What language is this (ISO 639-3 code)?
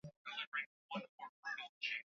swa